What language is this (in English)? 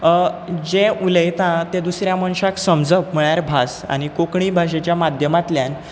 Konkani